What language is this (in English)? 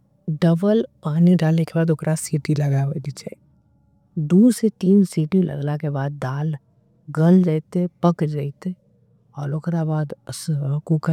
Angika